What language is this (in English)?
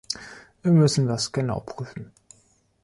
German